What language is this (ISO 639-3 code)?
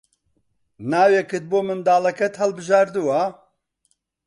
ckb